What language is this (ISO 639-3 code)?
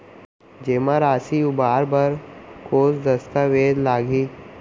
hne